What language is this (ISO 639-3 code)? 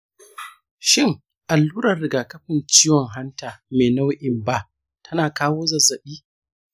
hau